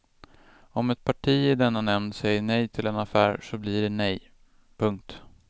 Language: Swedish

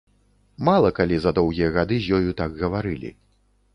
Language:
Belarusian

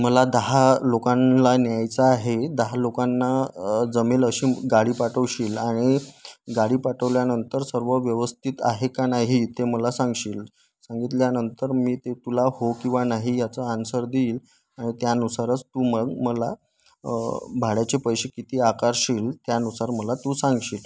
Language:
Marathi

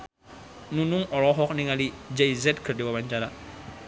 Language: Sundanese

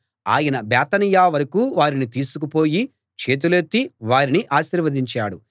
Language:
Telugu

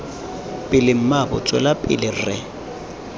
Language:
Tswana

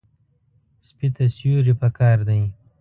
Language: Pashto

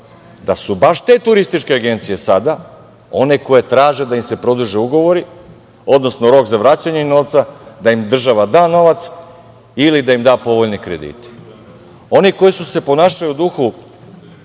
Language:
Serbian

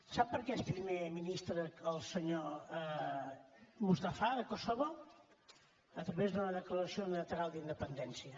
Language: Catalan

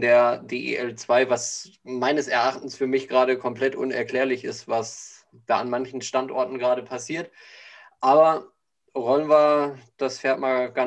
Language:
German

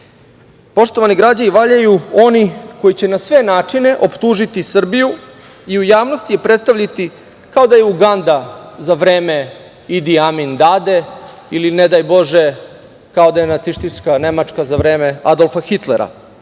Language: Serbian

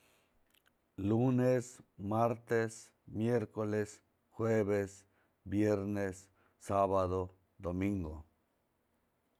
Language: Mazatlán Mixe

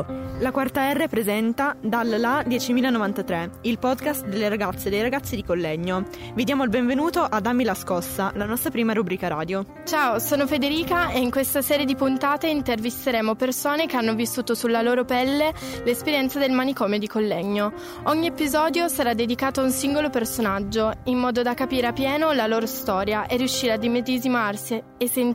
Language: Italian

